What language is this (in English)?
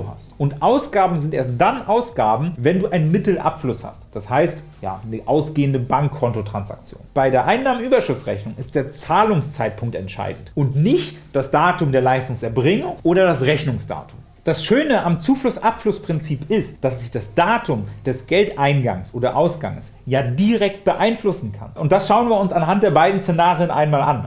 German